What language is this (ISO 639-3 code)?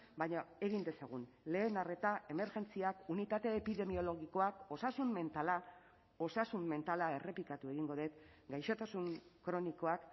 eus